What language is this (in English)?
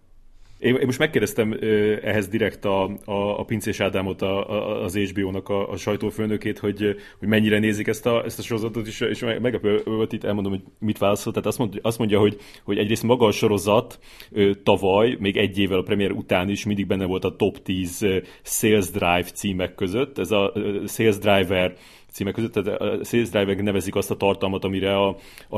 Hungarian